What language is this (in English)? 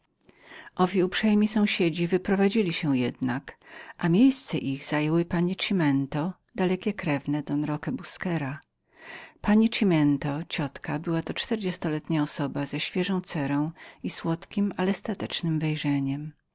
Polish